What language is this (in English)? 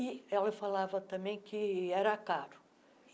Portuguese